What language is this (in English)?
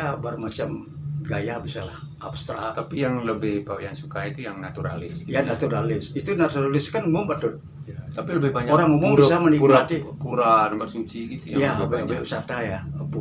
Indonesian